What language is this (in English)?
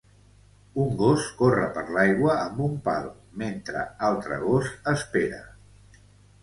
Catalan